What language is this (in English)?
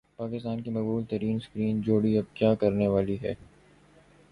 Urdu